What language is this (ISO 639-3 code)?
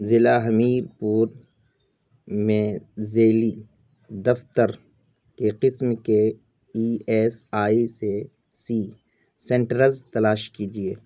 urd